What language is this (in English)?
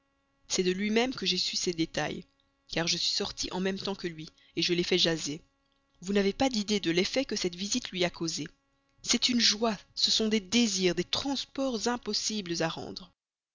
French